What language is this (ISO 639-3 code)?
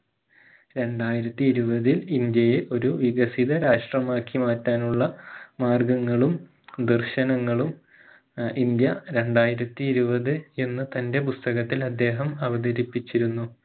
mal